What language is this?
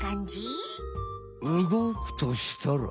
Japanese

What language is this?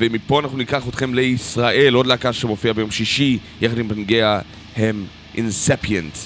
Hebrew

